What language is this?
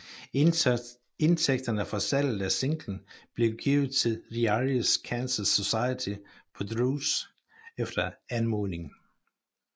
Danish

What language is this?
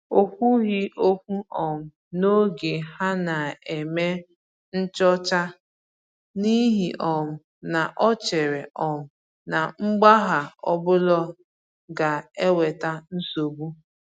Igbo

